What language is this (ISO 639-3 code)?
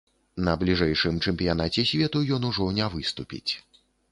bel